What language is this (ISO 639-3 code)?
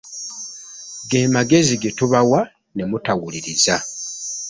lug